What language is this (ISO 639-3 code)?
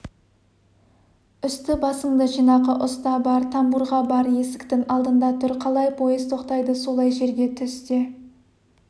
kaz